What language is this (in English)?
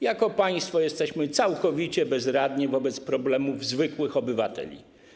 Polish